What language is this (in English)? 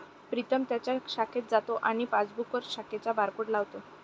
Marathi